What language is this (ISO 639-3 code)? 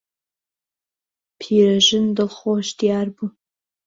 ckb